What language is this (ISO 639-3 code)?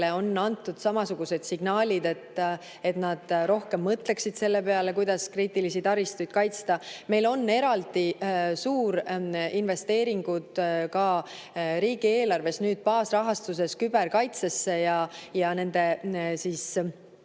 est